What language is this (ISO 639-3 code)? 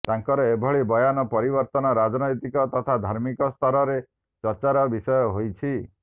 ori